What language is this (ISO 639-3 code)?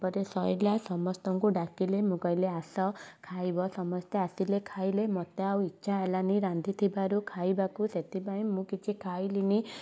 ori